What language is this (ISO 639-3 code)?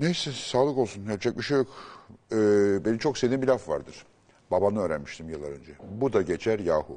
tur